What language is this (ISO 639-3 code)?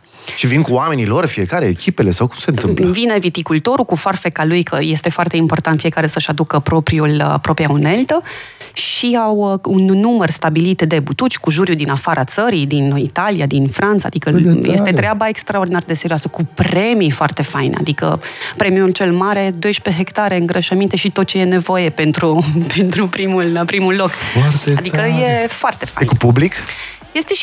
ron